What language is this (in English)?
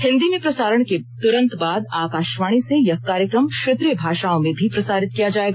Hindi